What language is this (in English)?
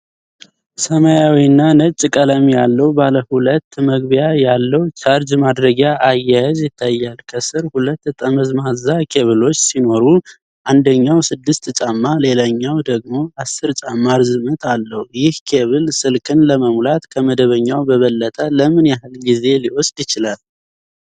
Amharic